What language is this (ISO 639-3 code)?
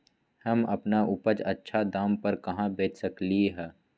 mag